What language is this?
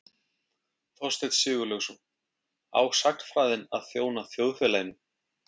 Icelandic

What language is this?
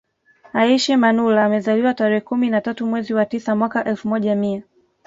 Swahili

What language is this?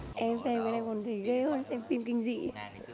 Vietnamese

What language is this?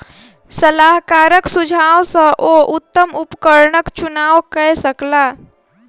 Maithili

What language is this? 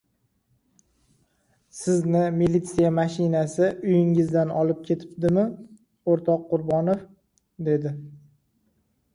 Uzbek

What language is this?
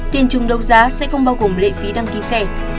Vietnamese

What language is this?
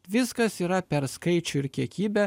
Lithuanian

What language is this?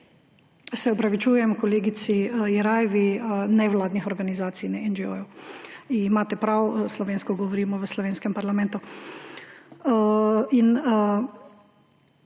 Slovenian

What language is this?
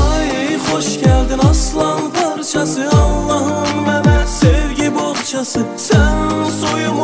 Turkish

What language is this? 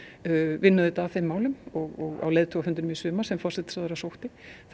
Icelandic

